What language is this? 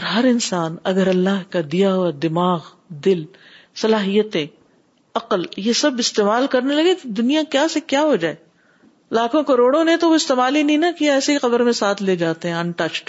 Urdu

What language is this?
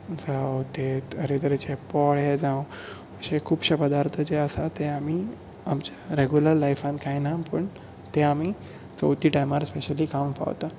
Konkani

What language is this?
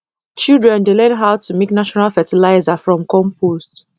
Nigerian Pidgin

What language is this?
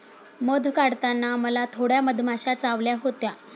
Marathi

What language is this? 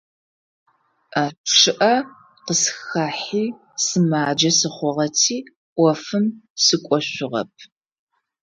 Adyghe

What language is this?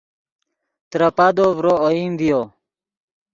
Yidgha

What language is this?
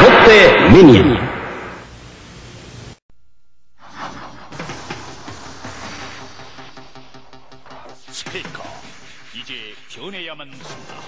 Korean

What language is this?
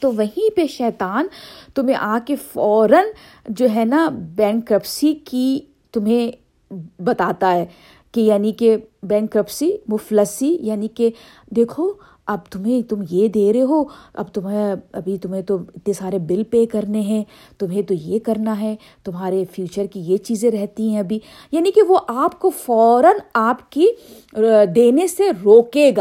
Urdu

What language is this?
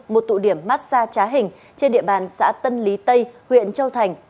Vietnamese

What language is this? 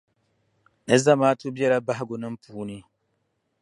Dagbani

